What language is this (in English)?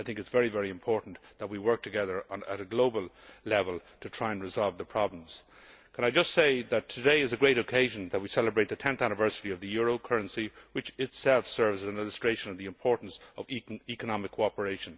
English